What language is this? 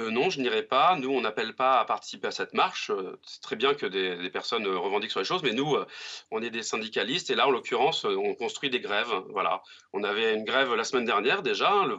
French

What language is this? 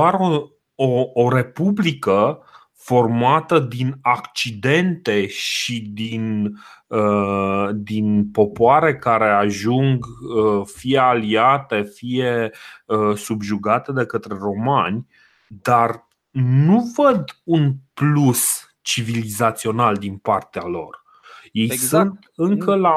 Romanian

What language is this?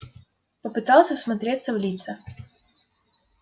Russian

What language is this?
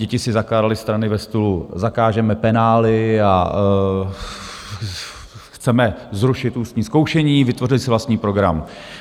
Czech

